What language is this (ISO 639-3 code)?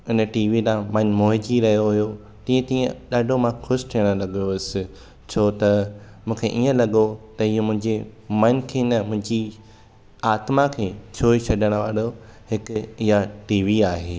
snd